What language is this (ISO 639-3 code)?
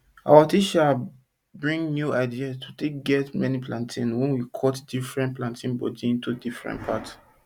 pcm